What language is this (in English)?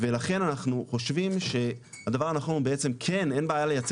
Hebrew